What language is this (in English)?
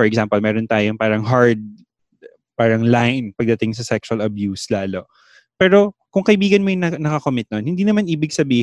Filipino